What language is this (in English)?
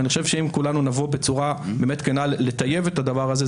Hebrew